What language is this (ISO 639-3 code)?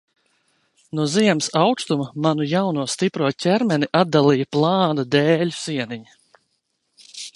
lav